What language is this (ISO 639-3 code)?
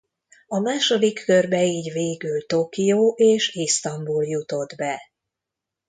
hun